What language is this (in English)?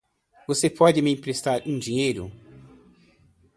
Portuguese